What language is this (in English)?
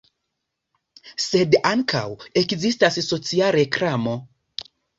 Esperanto